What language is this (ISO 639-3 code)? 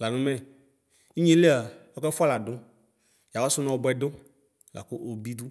kpo